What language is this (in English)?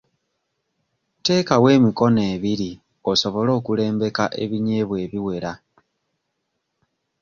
Ganda